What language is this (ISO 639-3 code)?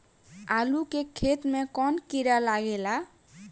bho